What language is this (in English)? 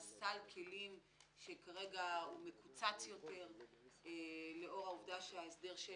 Hebrew